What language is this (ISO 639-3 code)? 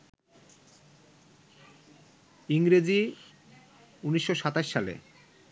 ben